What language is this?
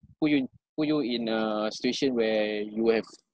English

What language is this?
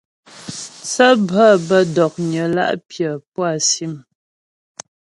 Ghomala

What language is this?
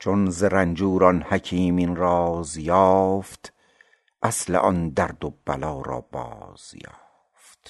Persian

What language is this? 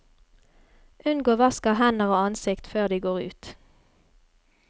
Norwegian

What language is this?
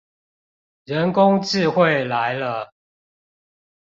Chinese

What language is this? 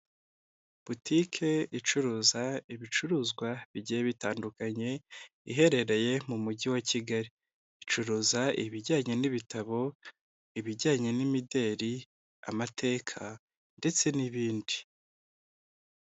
Kinyarwanda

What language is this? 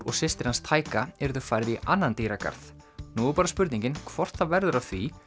Icelandic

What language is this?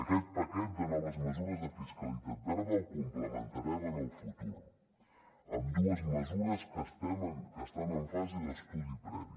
Catalan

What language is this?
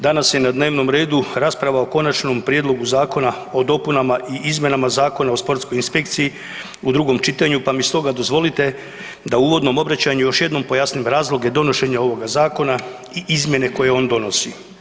Croatian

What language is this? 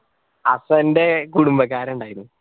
Malayalam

